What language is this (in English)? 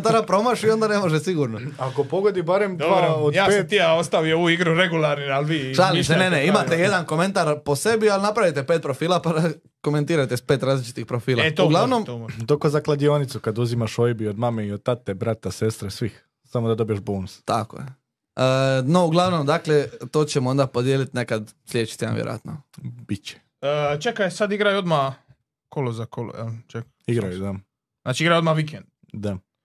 Croatian